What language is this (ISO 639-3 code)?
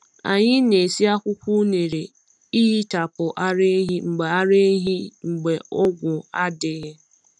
ibo